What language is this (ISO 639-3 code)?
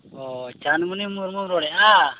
sat